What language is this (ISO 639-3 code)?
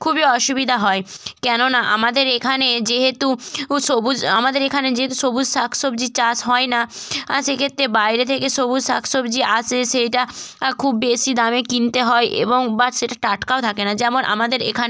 ben